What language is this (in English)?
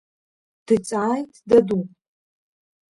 Abkhazian